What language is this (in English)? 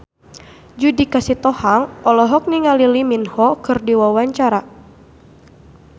Sundanese